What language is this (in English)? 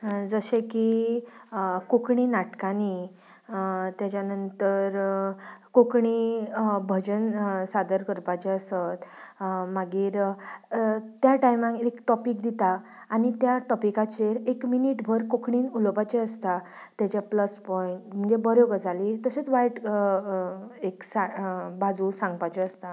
Konkani